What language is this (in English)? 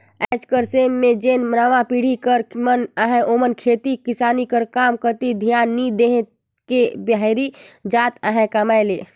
Chhattisgarhi